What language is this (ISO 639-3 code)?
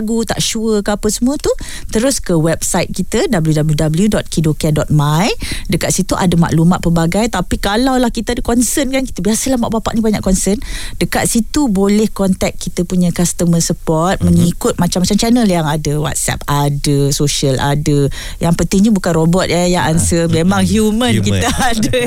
msa